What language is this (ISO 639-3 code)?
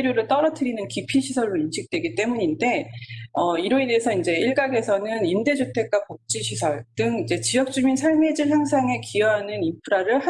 kor